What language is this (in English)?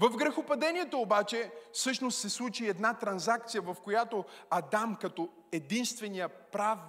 Bulgarian